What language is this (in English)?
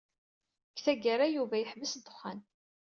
Kabyle